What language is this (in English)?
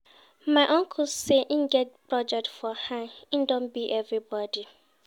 Nigerian Pidgin